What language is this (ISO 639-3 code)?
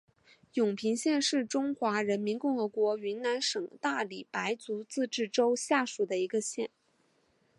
zho